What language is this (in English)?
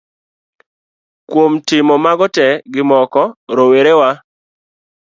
Luo (Kenya and Tanzania)